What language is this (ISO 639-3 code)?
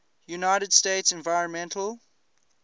eng